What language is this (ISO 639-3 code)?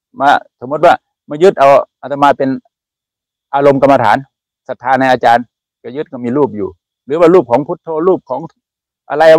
tha